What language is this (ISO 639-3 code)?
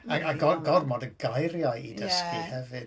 cym